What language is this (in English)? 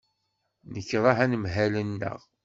Kabyle